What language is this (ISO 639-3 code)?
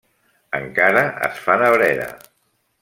cat